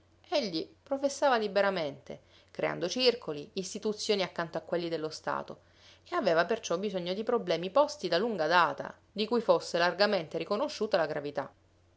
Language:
Italian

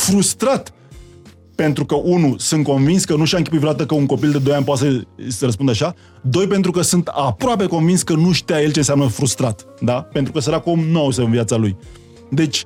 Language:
Romanian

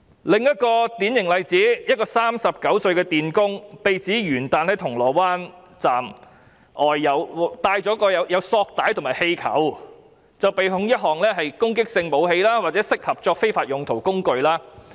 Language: Cantonese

